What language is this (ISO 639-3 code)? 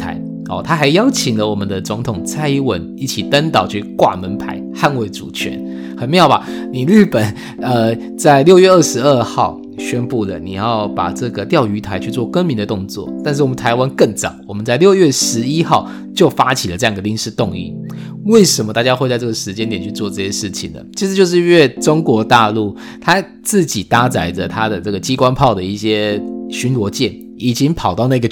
zho